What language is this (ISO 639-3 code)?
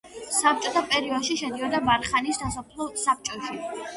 kat